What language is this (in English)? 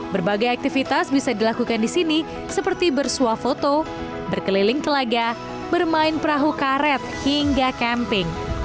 Indonesian